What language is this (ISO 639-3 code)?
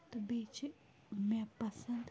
kas